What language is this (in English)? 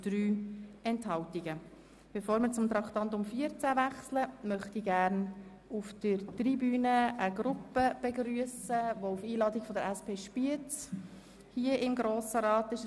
Swiss German